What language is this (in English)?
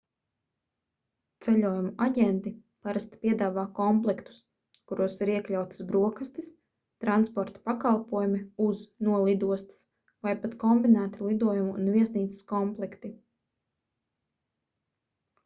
Latvian